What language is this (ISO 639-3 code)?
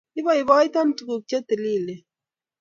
kln